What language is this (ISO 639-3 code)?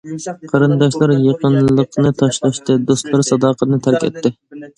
uig